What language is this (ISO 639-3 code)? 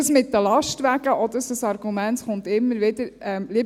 gsw